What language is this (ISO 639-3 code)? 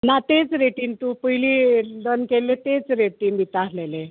kok